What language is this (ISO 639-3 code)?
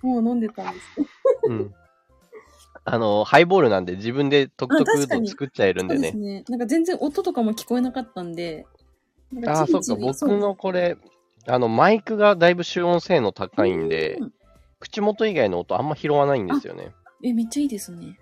jpn